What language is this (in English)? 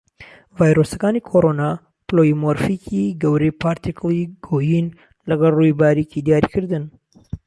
Central Kurdish